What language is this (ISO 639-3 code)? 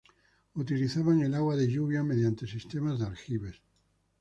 spa